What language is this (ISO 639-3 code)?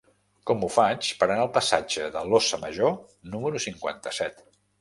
cat